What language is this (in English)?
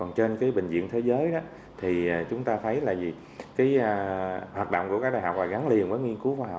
Vietnamese